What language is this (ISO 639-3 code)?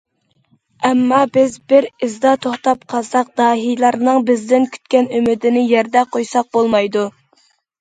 uig